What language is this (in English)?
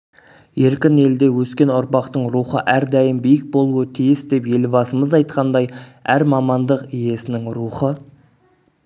Kazakh